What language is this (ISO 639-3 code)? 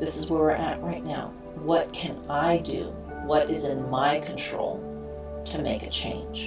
eng